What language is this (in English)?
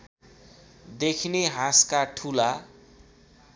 Nepali